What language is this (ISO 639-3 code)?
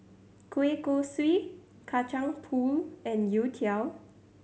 eng